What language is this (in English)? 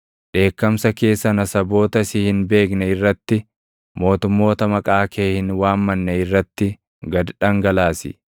Oromo